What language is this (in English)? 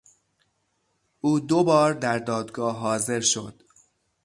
Persian